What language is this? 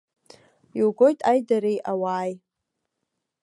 Abkhazian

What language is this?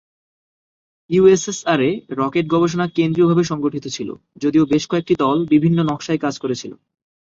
Bangla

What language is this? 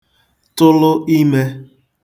Igbo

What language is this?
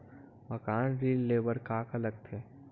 Chhattisgarhi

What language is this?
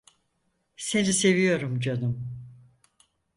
Turkish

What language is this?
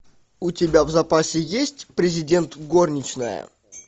Russian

